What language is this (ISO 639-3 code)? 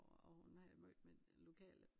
dan